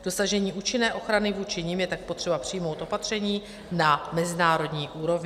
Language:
Czech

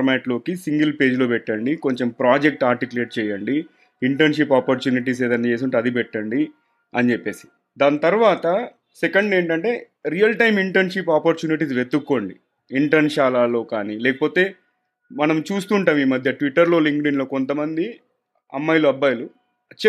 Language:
Telugu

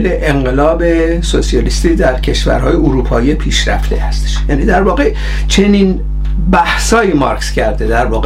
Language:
Persian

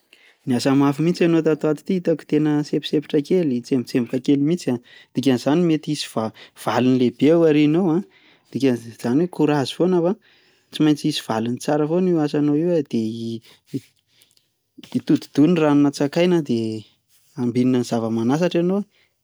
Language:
Malagasy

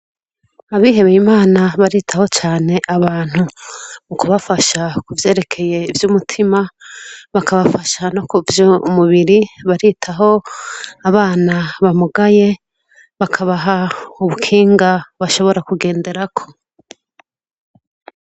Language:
Rundi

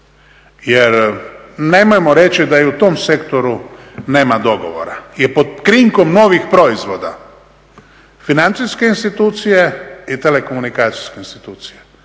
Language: Croatian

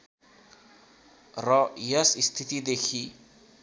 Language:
Nepali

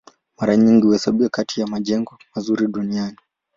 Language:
Swahili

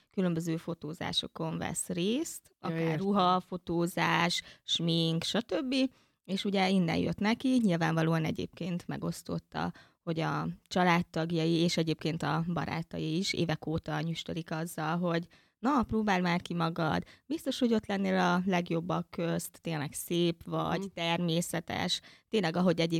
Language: Hungarian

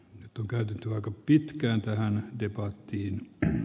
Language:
Finnish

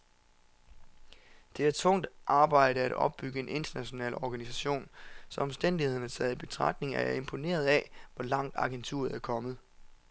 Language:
Danish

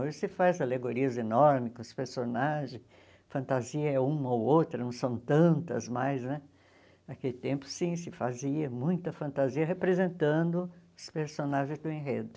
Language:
Portuguese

